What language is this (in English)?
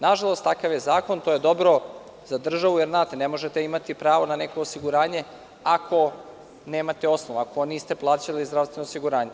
Serbian